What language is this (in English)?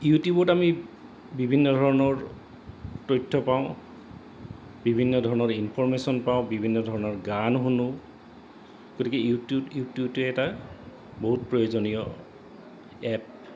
Assamese